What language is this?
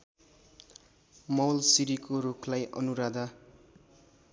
Nepali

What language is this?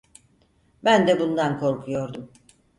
Turkish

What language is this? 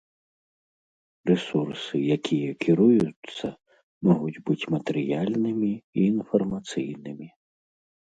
Belarusian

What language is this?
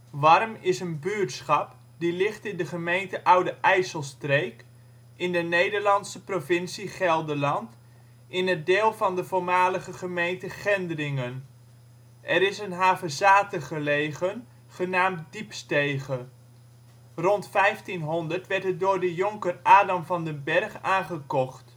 Dutch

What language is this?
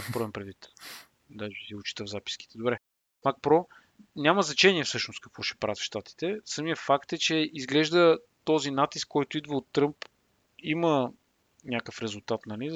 Bulgarian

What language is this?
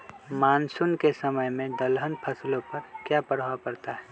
Magahi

